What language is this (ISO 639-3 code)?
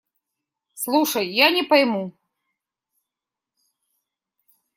rus